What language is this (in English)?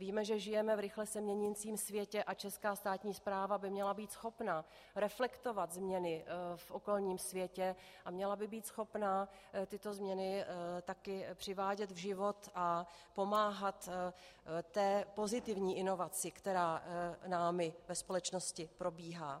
Czech